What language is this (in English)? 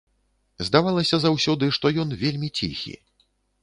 Belarusian